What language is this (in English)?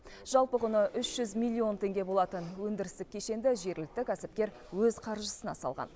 Kazakh